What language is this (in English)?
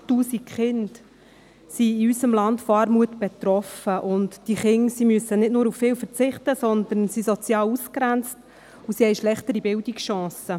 Swiss German